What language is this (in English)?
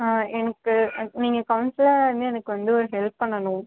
Tamil